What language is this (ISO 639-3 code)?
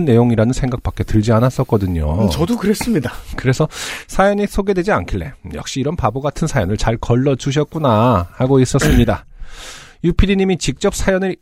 kor